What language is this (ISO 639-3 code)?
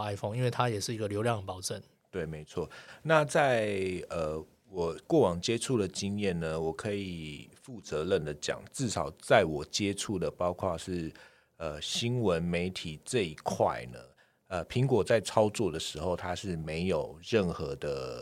zho